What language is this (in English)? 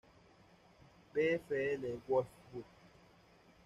Spanish